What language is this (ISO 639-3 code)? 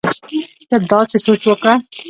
pus